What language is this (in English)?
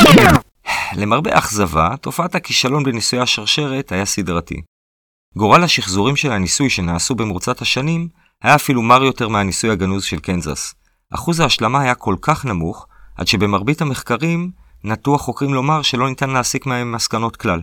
Hebrew